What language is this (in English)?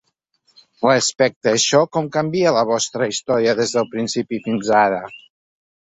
Catalan